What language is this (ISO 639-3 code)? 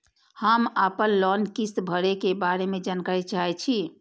mai